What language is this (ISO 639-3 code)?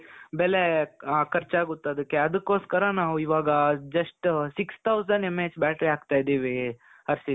kan